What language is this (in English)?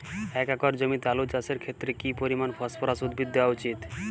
Bangla